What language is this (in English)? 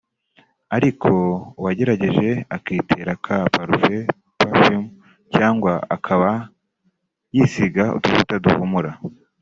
Kinyarwanda